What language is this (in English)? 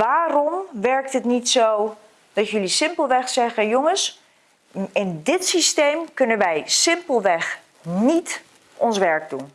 Dutch